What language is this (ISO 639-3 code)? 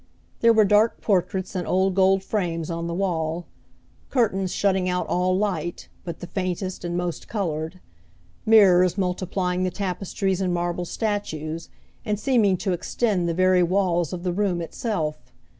eng